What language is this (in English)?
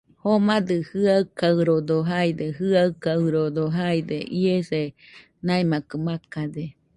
Nüpode Huitoto